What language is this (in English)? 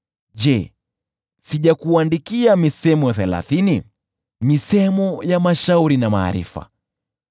Swahili